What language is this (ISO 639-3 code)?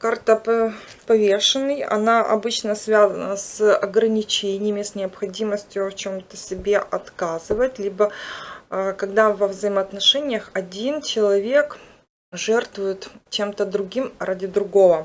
rus